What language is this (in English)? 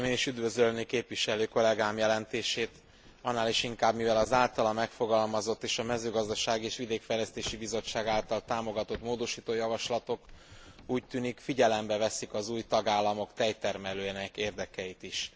Hungarian